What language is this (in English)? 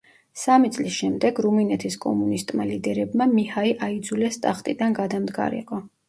Georgian